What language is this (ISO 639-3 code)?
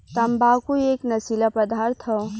bho